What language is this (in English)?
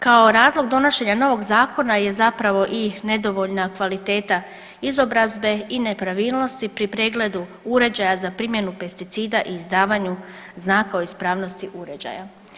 Croatian